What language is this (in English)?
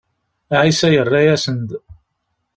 Kabyle